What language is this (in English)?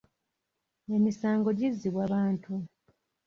Ganda